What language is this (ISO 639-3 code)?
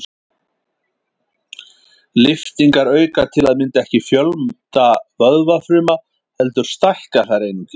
isl